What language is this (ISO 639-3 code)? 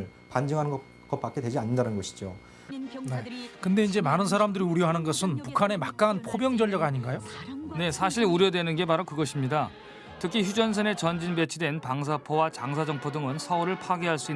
kor